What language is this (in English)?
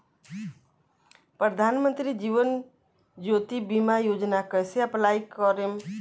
Bhojpuri